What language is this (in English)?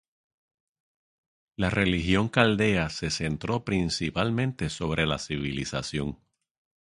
Spanish